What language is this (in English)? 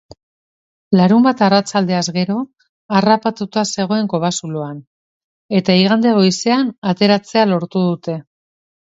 Basque